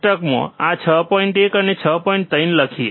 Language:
Gujarati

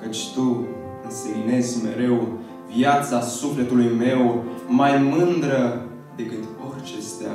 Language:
Romanian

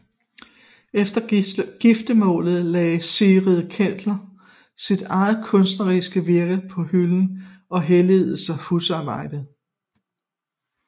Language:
Danish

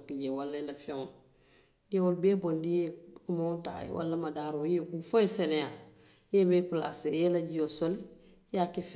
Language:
Western Maninkakan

